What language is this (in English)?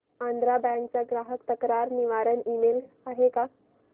Marathi